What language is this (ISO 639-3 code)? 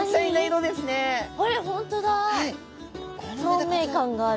jpn